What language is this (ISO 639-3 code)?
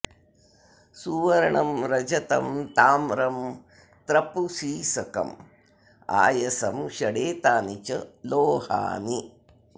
san